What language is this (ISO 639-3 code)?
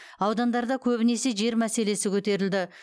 kaz